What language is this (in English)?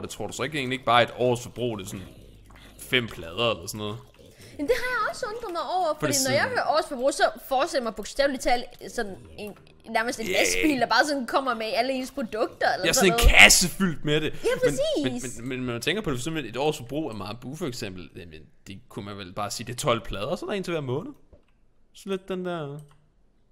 Danish